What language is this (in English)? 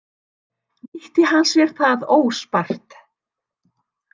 Icelandic